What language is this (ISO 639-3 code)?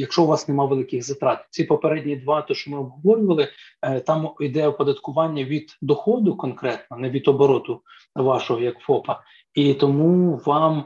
ukr